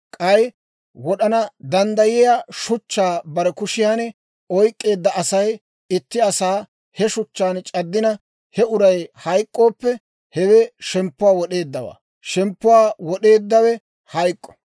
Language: Dawro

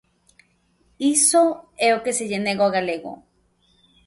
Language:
Galician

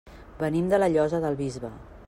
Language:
Catalan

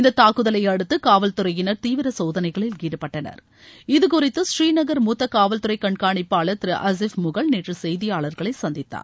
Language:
Tamil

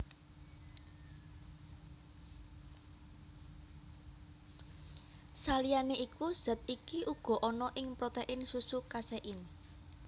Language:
Javanese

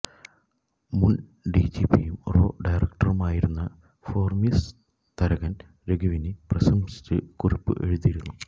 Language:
Malayalam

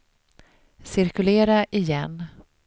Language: Swedish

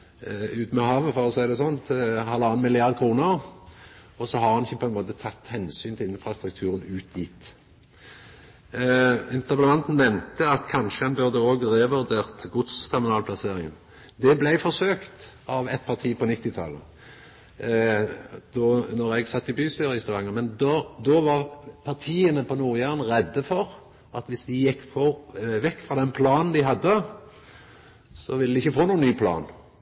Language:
Norwegian Nynorsk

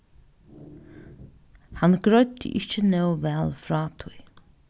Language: Faroese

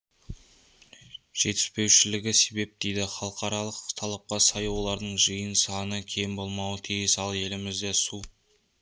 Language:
Kazakh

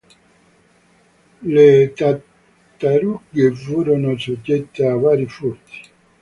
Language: Italian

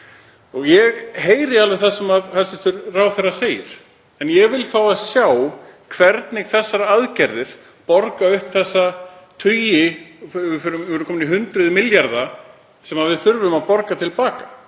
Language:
Icelandic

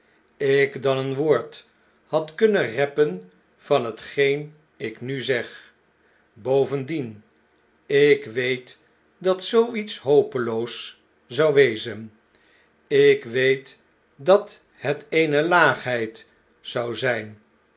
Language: Dutch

